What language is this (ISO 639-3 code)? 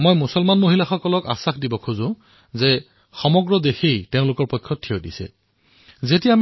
asm